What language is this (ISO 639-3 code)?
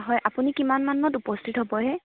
asm